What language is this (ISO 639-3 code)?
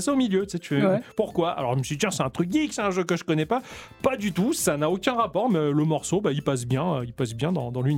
fra